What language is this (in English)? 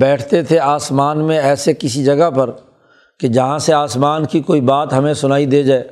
Urdu